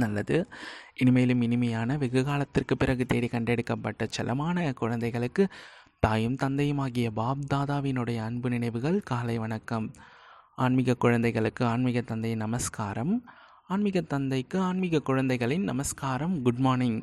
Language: Tamil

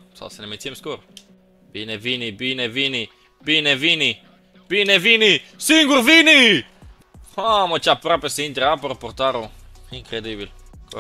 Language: Romanian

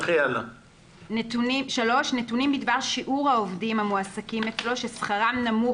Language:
Hebrew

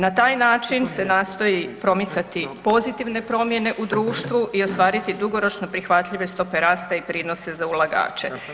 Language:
Croatian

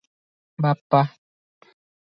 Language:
Odia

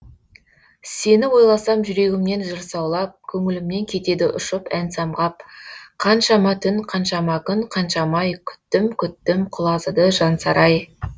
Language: Kazakh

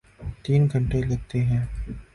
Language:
Urdu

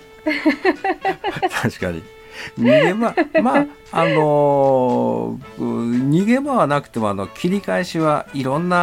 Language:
Japanese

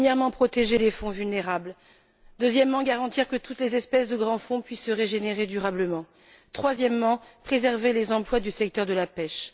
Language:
French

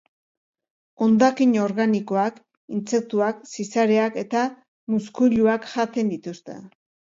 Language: Basque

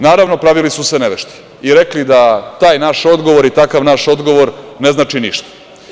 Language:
Serbian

